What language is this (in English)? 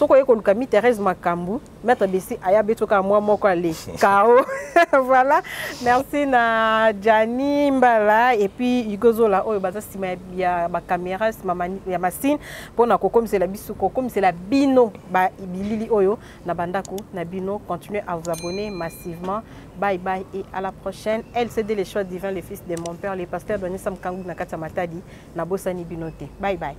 French